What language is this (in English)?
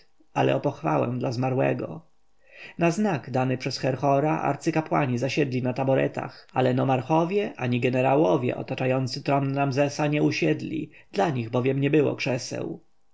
Polish